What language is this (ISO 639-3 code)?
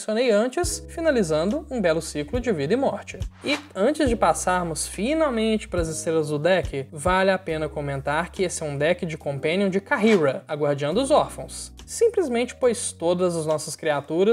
por